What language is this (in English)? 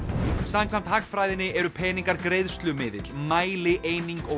Icelandic